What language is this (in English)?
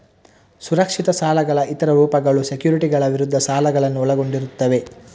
Kannada